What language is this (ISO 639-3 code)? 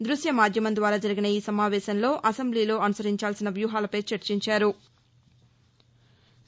tel